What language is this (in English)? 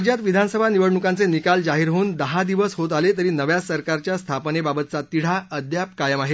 Marathi